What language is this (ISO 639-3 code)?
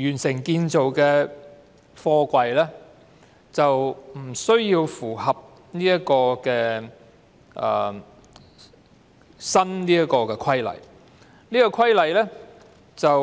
yue